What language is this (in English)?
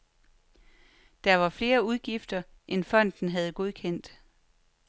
Danish